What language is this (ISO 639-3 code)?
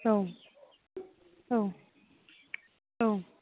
brx